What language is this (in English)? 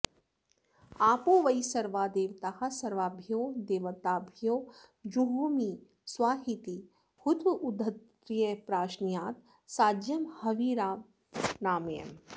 Sanskrit